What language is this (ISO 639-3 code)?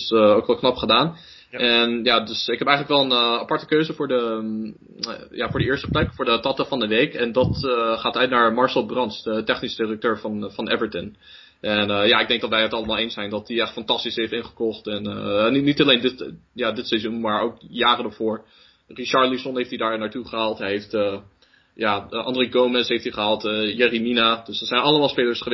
nld